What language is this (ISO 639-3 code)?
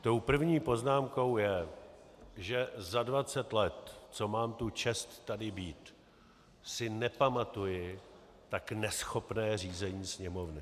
ces